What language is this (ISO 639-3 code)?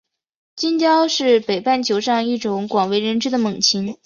zho